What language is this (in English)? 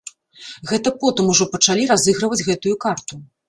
Belarusian